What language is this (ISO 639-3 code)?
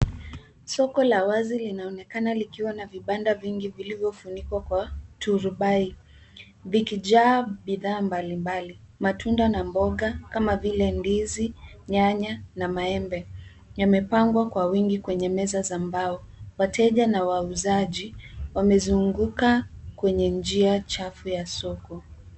swa